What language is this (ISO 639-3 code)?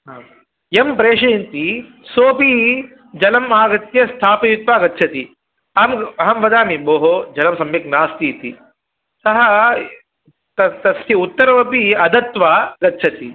san